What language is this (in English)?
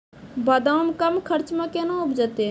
Maithili